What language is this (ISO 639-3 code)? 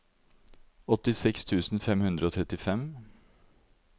nor